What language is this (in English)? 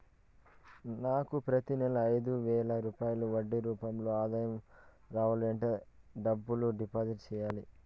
Telugu